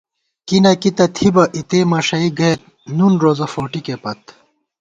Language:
Gawar-Bati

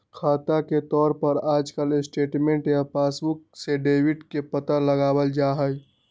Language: Magahi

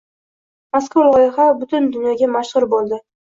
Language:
Uzbek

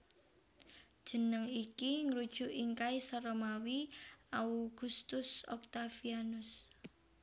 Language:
Javanese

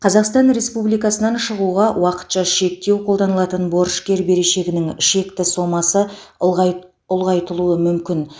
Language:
Kazakh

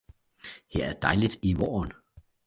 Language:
Danish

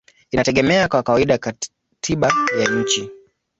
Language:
Swahili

